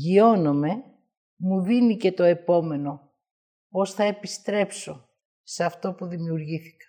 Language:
Greek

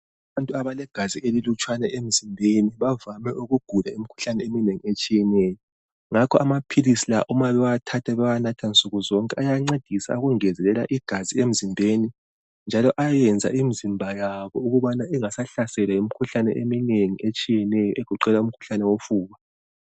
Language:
North Ndebele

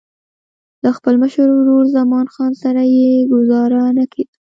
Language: Pashto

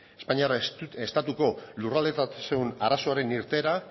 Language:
Basque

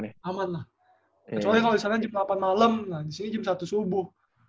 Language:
Indonesian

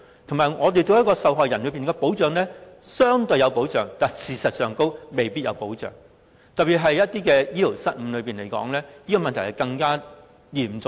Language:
Cantonese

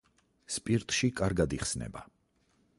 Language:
Georgian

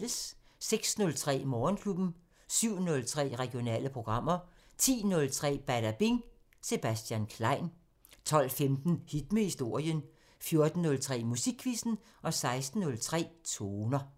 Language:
Danish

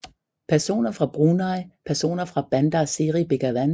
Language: Danish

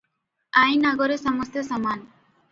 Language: Odia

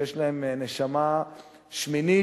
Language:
Hebrew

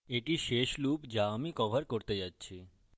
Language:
Bangla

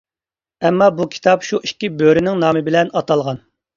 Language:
Uyghur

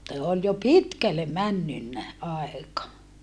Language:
Finnish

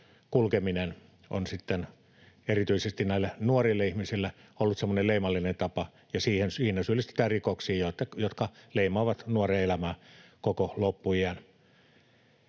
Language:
Finnish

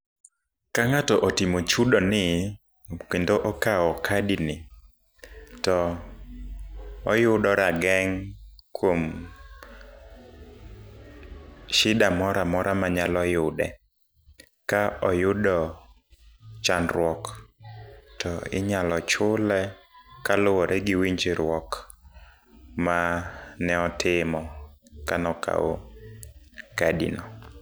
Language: Luo (Kenya and Tanzania)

